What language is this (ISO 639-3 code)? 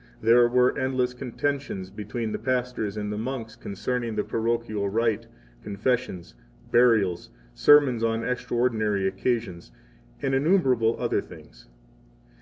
eng